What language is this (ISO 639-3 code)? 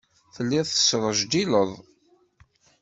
kab